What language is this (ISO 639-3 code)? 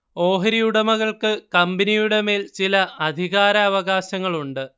mal